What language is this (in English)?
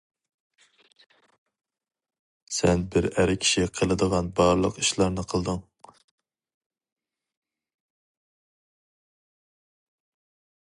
Uyghur